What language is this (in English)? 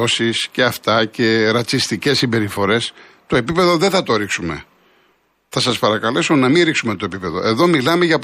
Greek